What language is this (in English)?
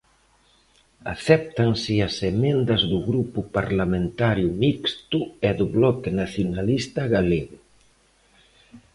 Galician